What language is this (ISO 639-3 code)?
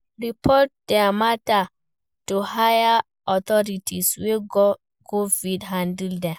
pcm